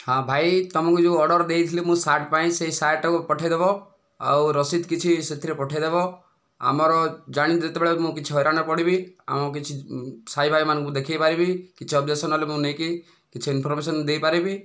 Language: Odia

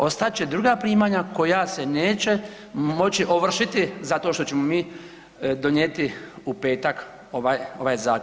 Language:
Croatian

